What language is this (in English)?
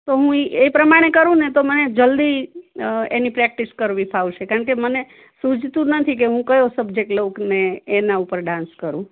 Gujarati